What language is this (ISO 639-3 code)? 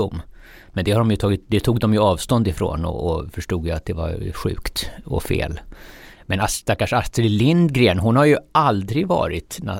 swe